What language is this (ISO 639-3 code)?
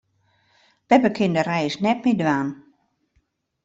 fry